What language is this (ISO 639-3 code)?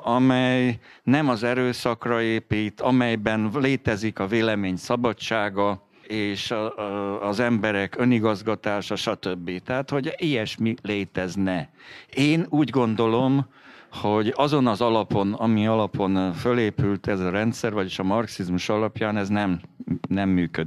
hun